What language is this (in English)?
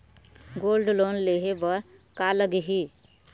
Chhattisgarhi